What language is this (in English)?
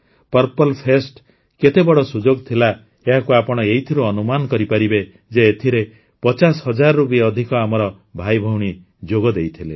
Odia